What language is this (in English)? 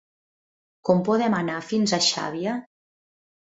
Catalan